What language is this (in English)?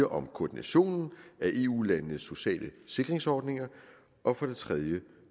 Danish